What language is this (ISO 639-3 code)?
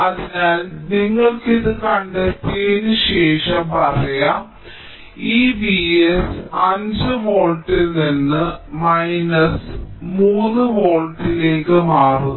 mal